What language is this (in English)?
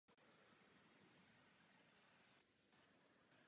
Czech